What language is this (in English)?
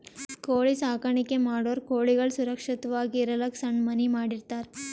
Kannada